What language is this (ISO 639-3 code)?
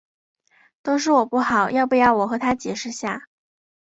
zho